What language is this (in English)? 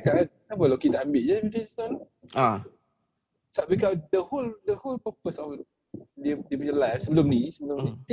Malay